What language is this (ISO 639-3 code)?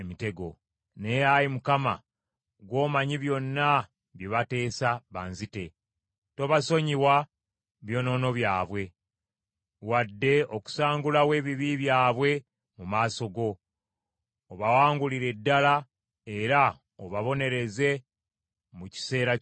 lug